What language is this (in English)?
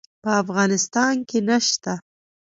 Pashto